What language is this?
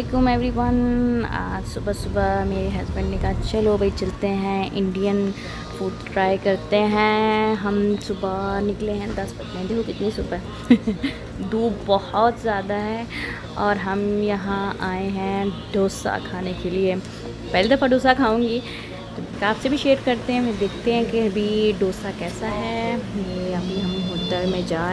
Indonesian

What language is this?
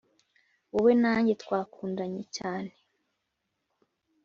Kinyarwanda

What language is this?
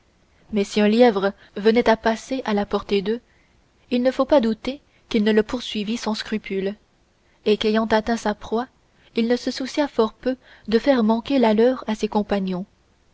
French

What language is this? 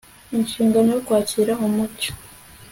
Kinyarwanda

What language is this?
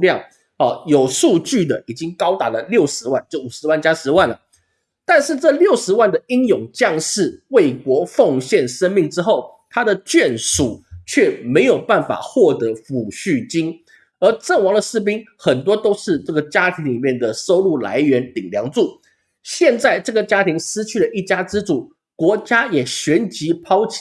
Chinese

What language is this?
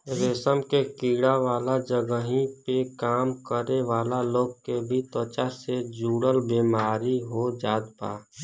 Bhojpuri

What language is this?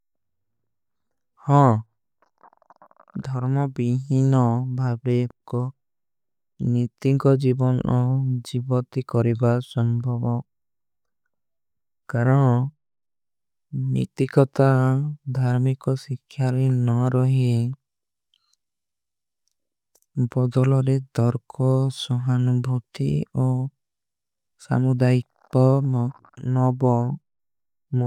Kui (India)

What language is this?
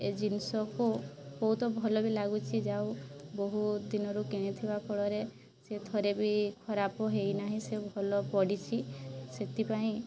Odia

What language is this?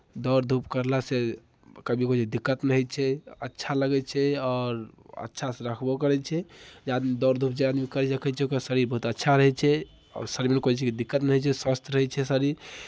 Maithili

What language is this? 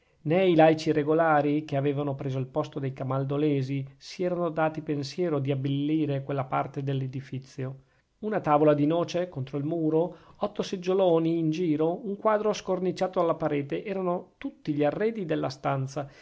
Italian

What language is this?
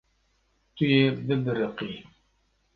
Kurdish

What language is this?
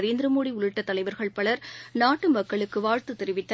Tamil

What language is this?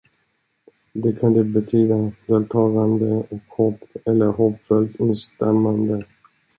Swedish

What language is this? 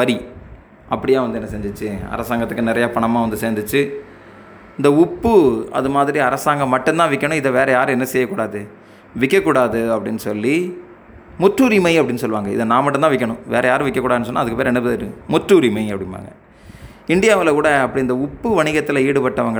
Tamil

